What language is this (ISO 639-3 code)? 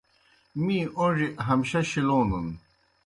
plk